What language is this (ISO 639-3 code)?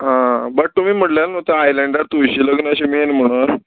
kok